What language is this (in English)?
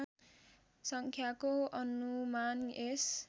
Nepali